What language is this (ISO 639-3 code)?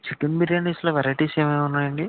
tel